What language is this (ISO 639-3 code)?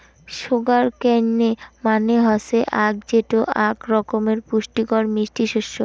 ben